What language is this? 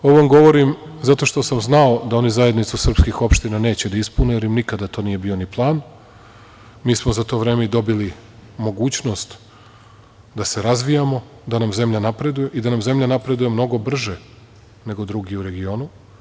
Serbian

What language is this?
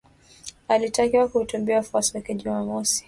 Swahili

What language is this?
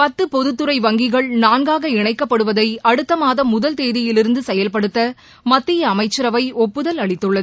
Tamil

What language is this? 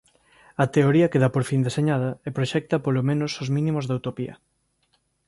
Galician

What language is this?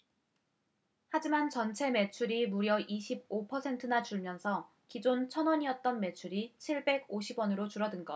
Korean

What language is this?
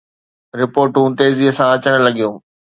Sindhi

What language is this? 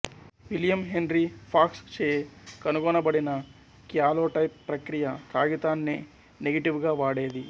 Telugu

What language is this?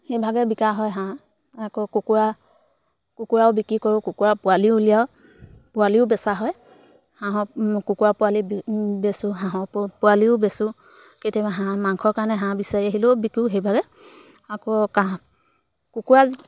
Assamese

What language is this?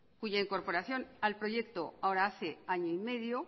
Spanish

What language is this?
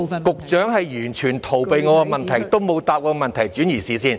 Cantonese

